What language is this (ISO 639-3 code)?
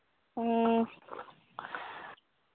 mni